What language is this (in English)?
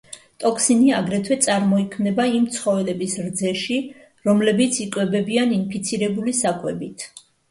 Georgian